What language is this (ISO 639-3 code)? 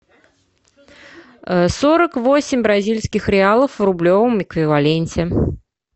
rus